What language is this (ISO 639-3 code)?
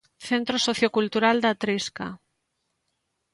glg